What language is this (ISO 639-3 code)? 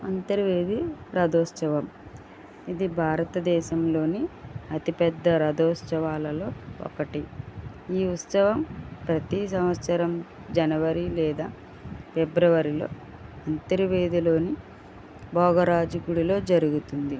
tel